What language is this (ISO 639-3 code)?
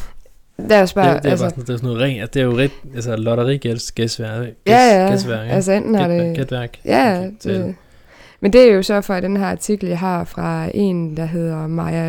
dan